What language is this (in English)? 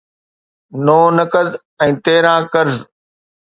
Sindhi